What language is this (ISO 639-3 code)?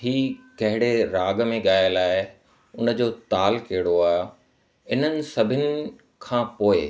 snd